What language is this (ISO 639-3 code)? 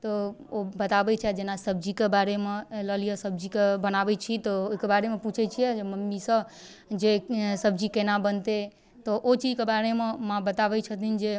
mai